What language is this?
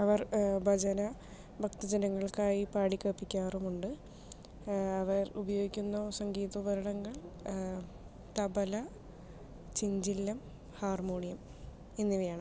Malayalam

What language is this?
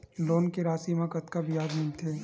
Chhattisgarhi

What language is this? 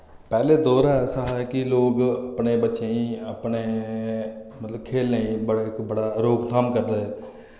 Dogri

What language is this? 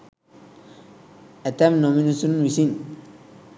Sinhala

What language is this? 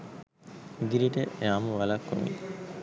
Sinhala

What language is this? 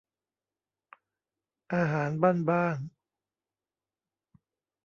Thai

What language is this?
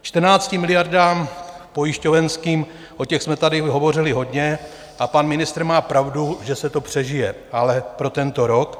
Czech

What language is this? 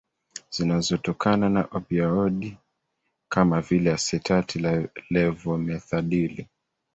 Swahili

